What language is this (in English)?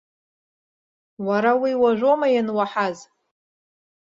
Abkhazian